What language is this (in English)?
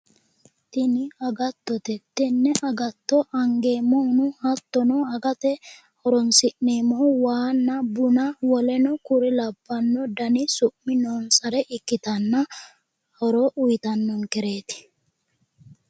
Sidamo